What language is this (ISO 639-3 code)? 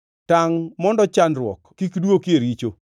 luo